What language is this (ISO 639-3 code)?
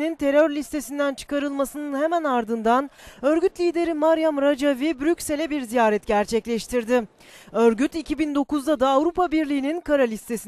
tur